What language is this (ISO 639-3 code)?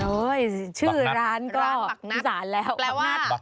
tha